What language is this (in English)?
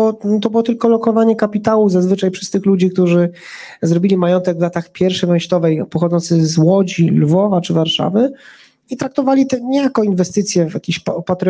Polish